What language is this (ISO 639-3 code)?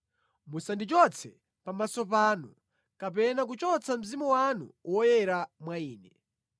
nya